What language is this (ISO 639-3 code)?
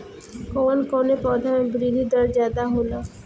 bho